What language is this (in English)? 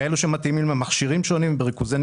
Hebrew